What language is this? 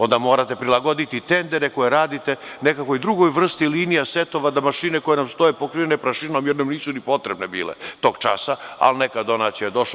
Serbian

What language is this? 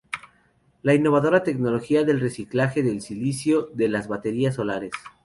Spanish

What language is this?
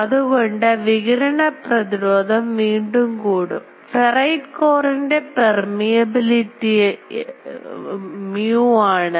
Malayalam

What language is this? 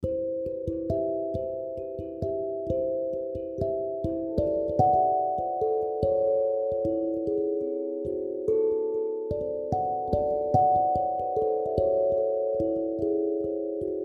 Hindi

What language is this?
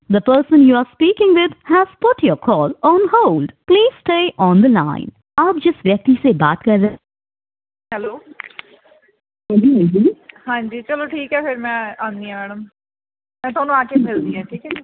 Punjabi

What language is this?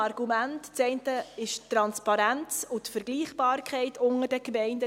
Swiss German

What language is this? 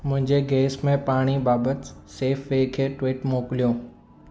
Sindhi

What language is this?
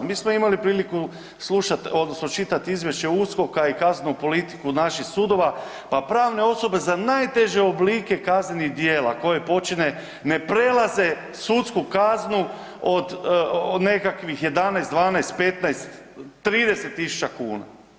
Croatian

